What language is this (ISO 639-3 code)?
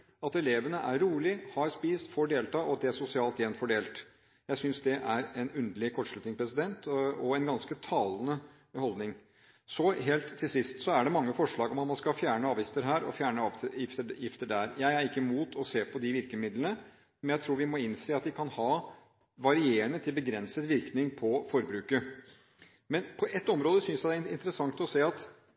nob